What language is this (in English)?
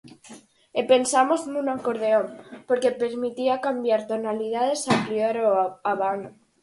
Galician